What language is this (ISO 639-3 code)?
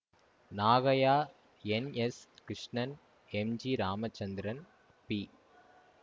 tam